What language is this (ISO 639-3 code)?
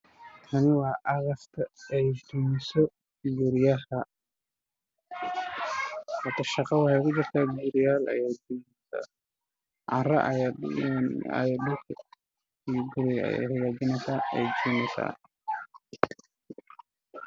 som